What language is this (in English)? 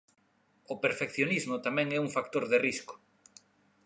Galician